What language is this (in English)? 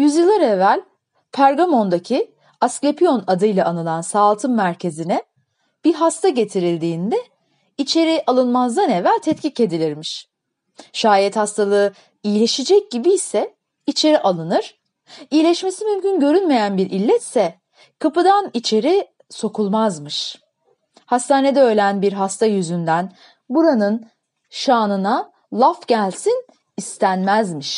Turkish